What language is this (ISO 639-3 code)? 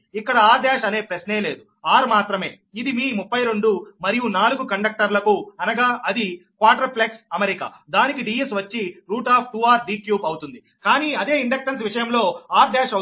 tel